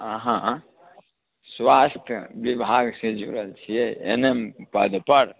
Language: Maithili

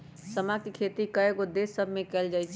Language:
Magahi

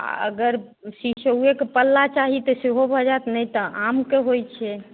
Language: Maithili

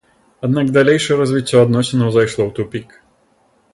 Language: Belarusian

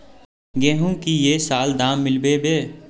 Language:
Magahi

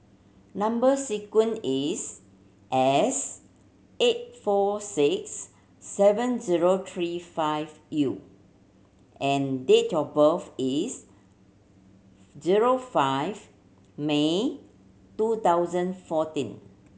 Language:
English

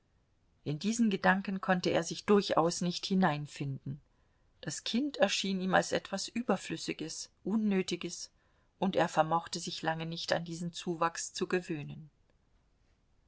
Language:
German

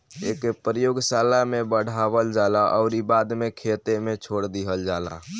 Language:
Bhojpuri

